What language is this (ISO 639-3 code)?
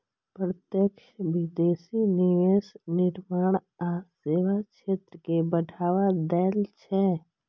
mai